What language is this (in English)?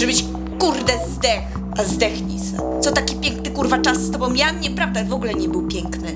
Polish